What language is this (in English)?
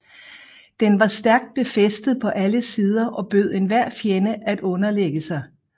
Danish